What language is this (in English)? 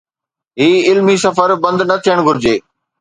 Sindhi